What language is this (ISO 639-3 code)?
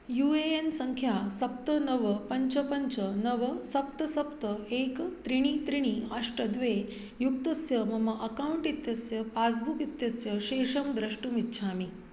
san